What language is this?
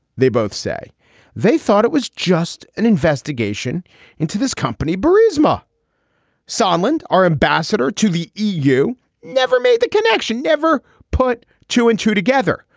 English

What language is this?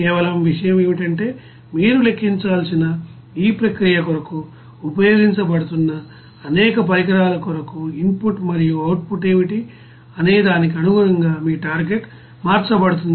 Telugu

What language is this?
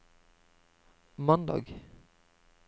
Norwegian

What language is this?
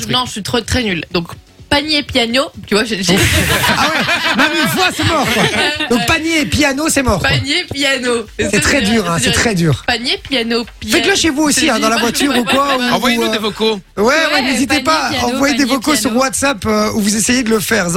French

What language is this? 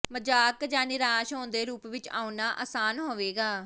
Punjabi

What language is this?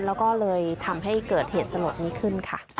Thai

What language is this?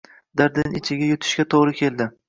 Uzbek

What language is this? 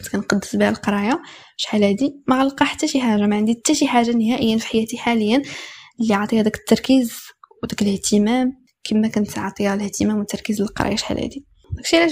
Arabic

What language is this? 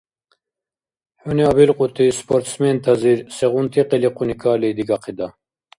Dargwa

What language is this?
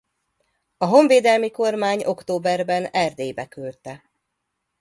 Hungarian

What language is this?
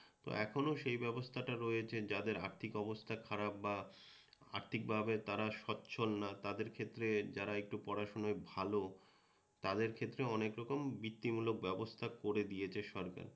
Bangla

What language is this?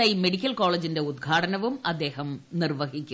Malayalam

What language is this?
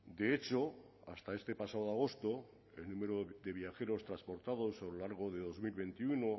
Spanish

